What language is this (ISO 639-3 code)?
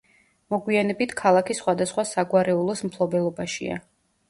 kat